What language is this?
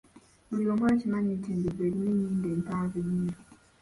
Ganda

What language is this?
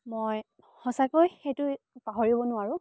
Assamese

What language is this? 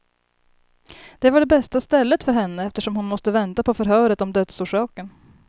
Swedish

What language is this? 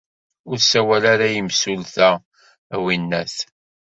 Kabyle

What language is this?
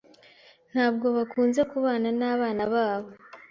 Kinyarwanda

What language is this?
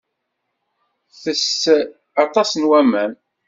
Kabyle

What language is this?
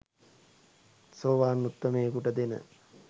Sinhala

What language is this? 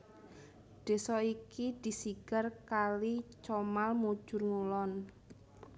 Javanese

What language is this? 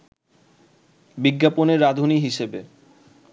Bangla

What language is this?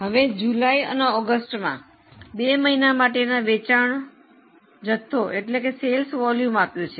Gujarati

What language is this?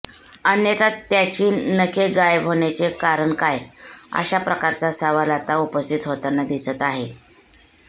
Marathi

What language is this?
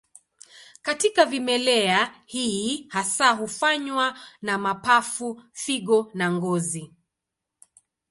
Swahili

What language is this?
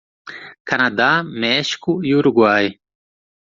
Portuguese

